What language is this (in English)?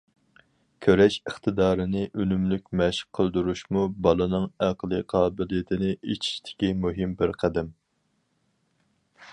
Uyghur